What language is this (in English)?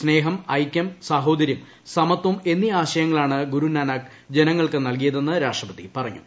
Malayalam